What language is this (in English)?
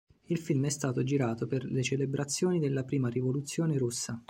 Italian